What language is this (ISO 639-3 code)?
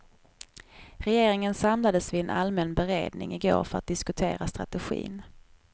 swe